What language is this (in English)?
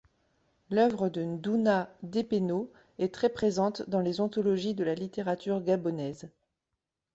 French